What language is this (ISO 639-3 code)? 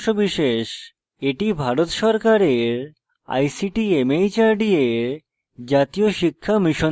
ben